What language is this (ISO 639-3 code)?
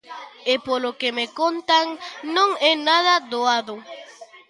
glg